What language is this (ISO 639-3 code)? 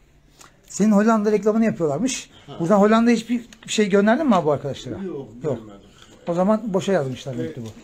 tur